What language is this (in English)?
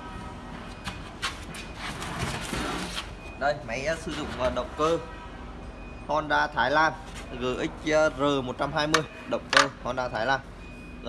Vietnamese